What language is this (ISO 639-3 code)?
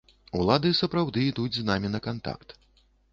bel